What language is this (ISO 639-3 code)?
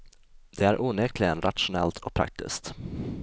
swe